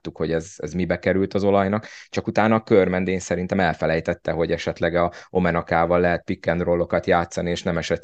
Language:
Hungarian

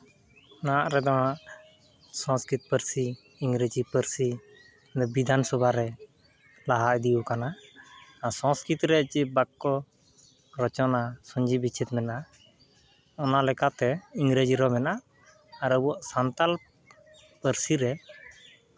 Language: Santali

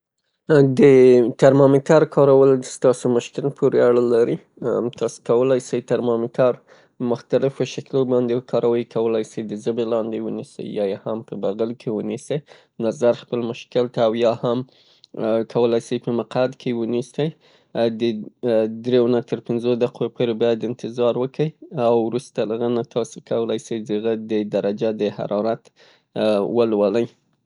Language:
Pashto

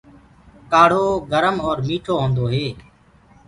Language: Gurgula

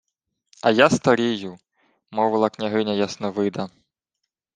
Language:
Ukrainian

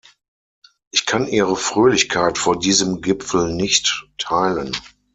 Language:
German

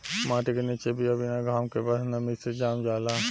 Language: Bhojpuri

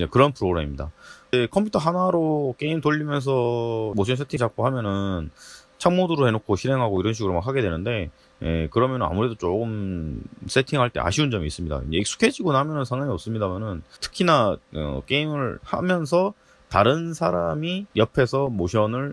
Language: Korean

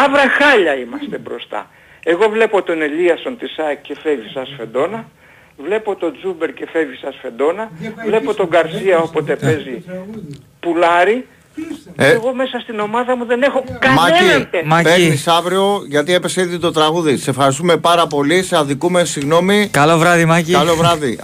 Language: Greek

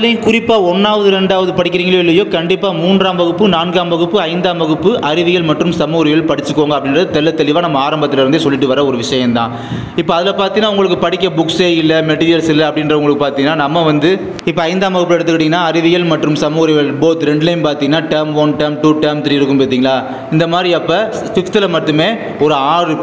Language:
Turkish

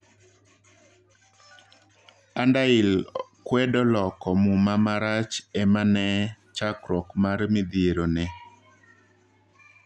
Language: Luo (Kenya and Tanzania)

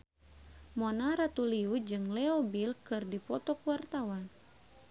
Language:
Sundanese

